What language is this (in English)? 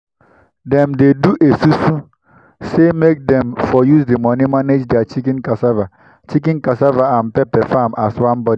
Nigerian Pidgin